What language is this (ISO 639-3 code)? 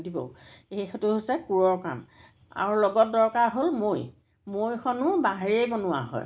asm